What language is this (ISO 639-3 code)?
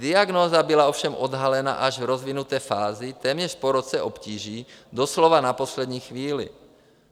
ces